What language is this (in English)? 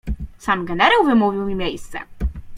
Polish